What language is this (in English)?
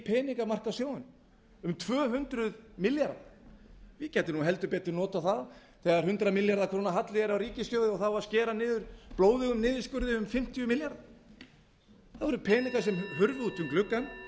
Icelandic